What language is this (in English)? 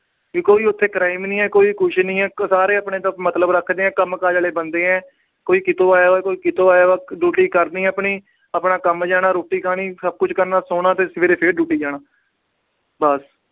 Punjabi